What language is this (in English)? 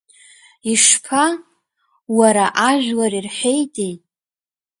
Abkhazian